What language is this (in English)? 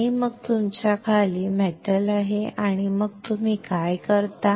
Marathi